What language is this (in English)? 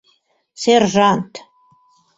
Mari